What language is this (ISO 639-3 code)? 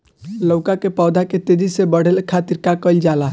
bho